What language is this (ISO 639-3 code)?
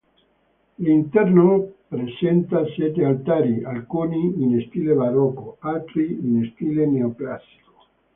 ita